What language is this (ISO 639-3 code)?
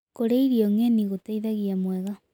kik